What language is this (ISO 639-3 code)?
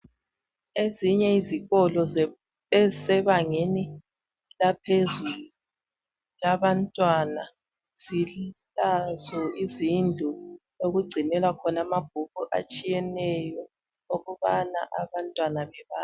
nde